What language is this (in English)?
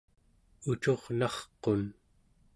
Central Yupik